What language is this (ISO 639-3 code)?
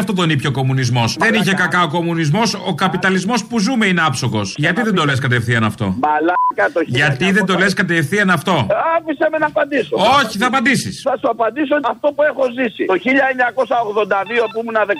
ell